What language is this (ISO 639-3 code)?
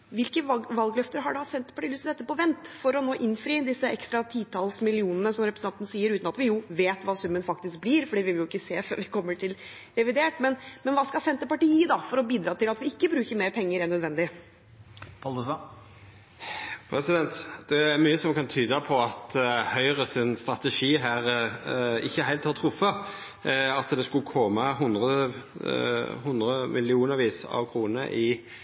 nor